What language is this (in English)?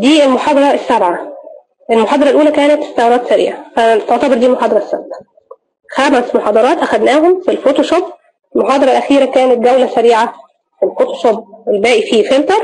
Arabic